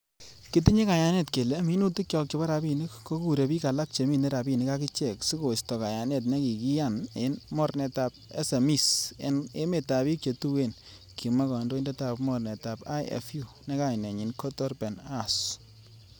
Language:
Kalenjin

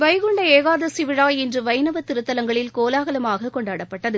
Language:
Tamil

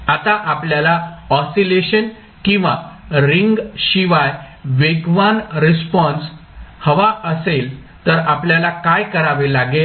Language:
Marathi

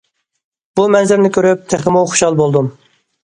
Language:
Uyghur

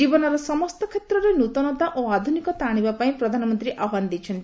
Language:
Odia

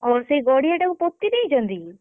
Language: Odia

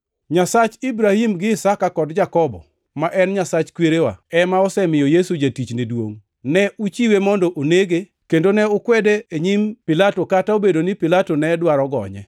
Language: Luo (Kenya and Tanzania)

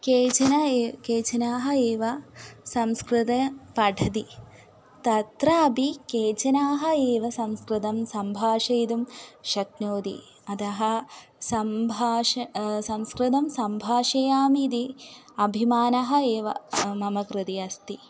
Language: Sanskrit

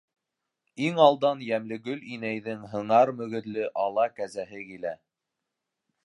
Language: Bashkir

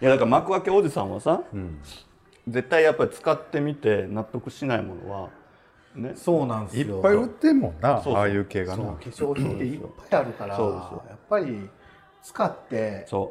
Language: Japanese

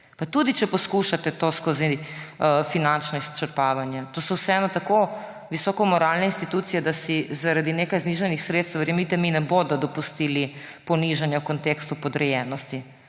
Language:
Slovenian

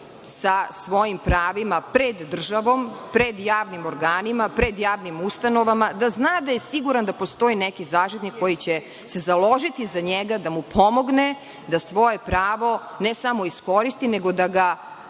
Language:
Serbian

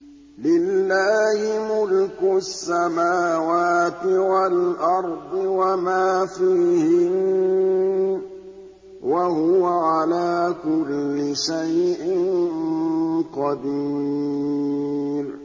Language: Arabic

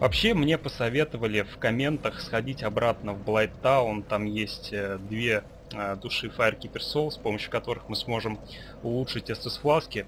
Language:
Russian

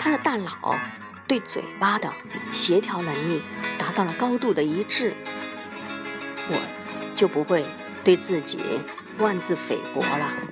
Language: Chinese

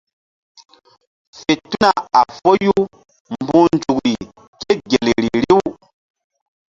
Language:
Mbum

